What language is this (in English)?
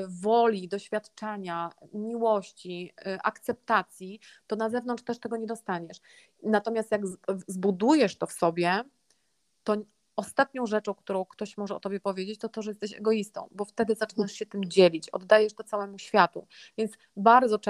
Polish